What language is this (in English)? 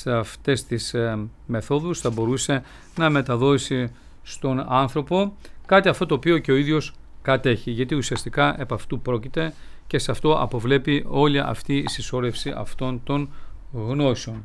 Greek